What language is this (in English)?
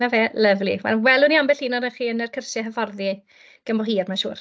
Welsh